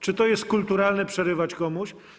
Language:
Polish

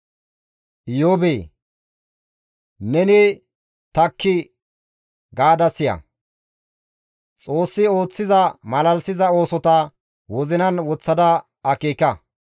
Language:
Gamo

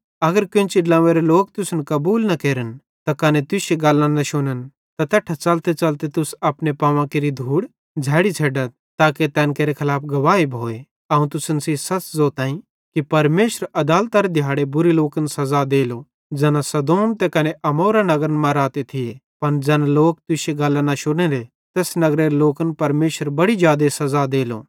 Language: Bhadrawahi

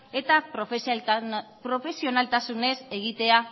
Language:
Basque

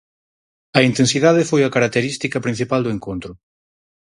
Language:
Galician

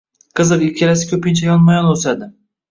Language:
Uzbek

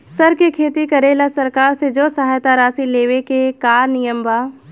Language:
Bhojpuri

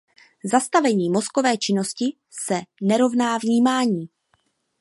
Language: Czech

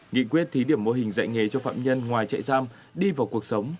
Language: Vietnamese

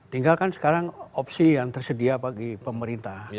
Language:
Indonesian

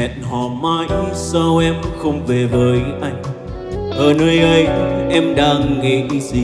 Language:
Vietnamese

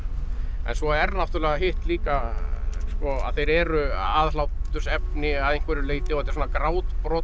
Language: Icelandic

